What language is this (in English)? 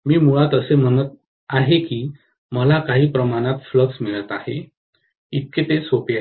Marathi